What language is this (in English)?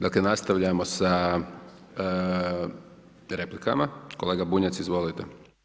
Croatian